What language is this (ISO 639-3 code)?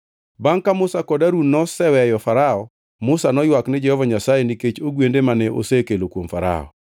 luo